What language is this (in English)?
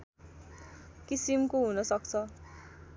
Nepali